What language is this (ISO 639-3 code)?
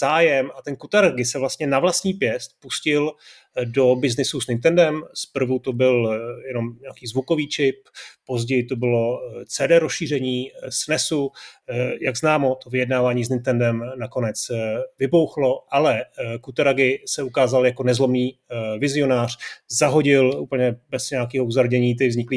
ces